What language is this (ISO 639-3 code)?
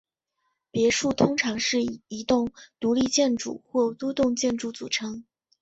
zho